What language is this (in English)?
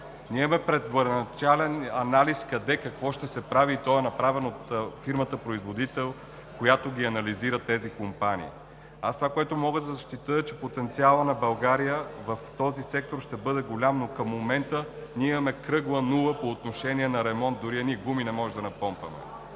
Bulgarian